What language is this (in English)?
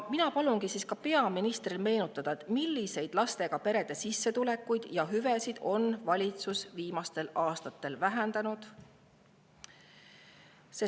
Estonian